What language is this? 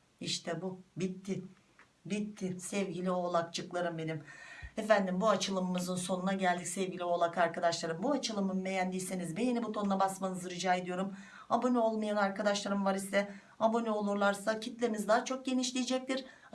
Turkish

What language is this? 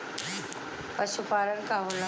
Bhojpuri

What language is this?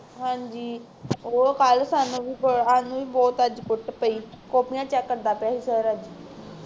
Punjabi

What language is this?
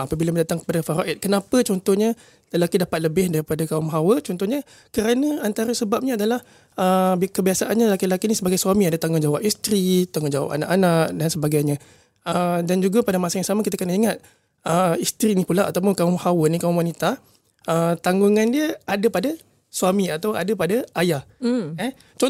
Malay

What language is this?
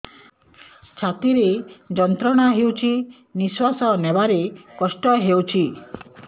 Odia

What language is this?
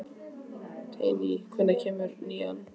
Icelandic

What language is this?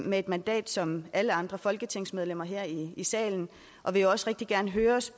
Danish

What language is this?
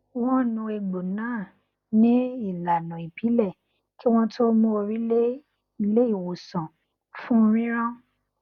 Yoruba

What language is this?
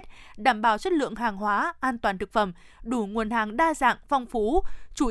Vietnamese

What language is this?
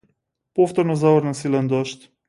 Macedonian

